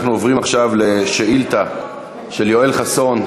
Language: Hebrew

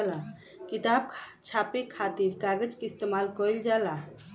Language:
Bhojpuri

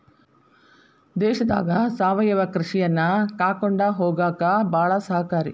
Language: Kannada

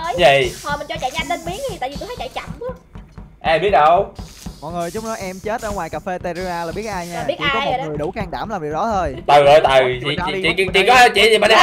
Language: Vietnamese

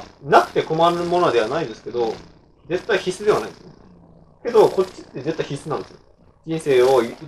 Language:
Japanese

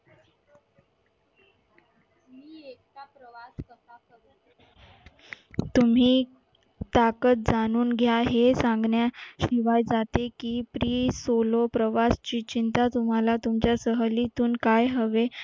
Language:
Marathi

